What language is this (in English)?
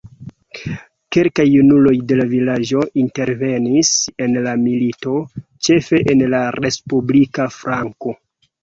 Esperanto